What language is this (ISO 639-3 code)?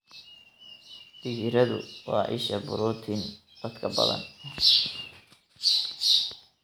som